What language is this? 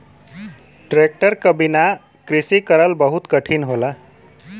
Bhojpuri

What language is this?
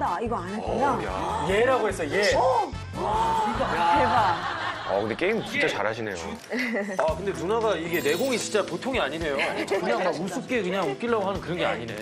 Korean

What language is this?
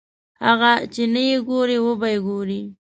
Pashto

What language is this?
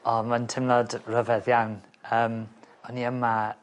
Welsh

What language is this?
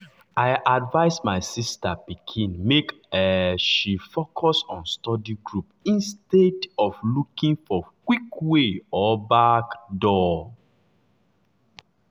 Nigerian Pidgin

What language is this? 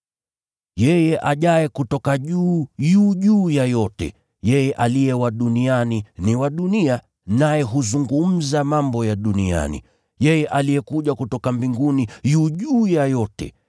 Swahili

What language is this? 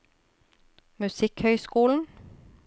Norwegian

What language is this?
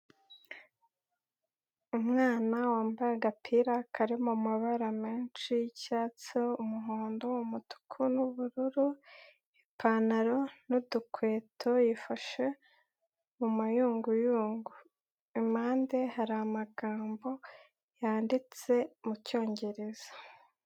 Kinyarwanda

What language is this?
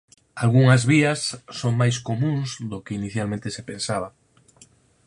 Galician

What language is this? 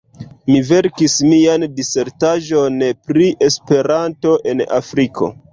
Esperanto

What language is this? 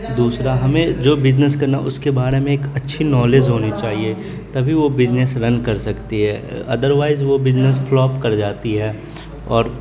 Urdu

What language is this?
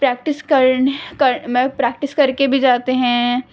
Urdu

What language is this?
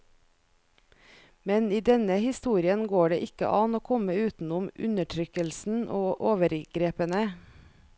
Norwegian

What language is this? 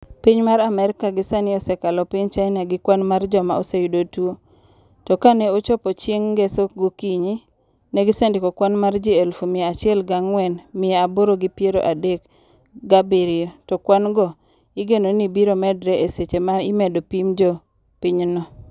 Luo (Kenya and Tanzania)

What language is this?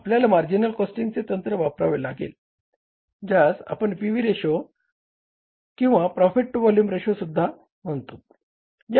Marathi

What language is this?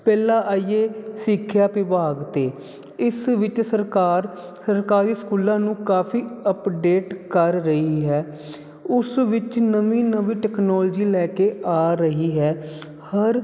Punjabi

